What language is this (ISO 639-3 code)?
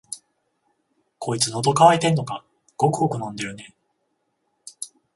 jpn